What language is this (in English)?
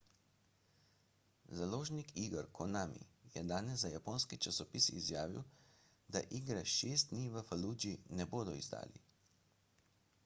Slovenian